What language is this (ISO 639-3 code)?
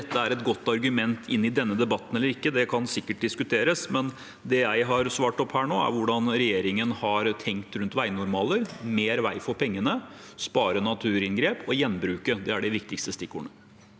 nor